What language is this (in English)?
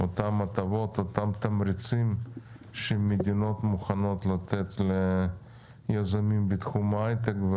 Hebrew